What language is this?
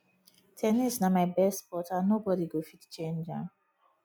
Nigerian Pidgin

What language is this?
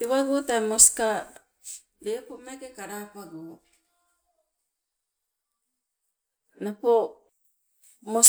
Sibe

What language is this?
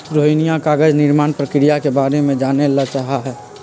Magahi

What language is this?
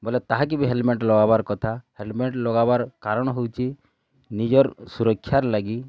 Odia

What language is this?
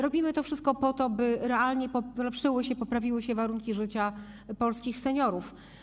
Polish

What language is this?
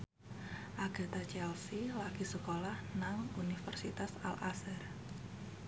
Javanese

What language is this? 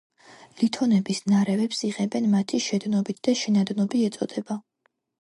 Georgian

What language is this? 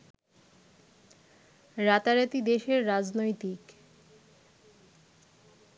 Bangla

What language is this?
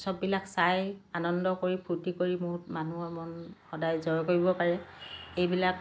Assamese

